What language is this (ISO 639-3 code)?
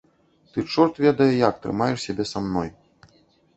bel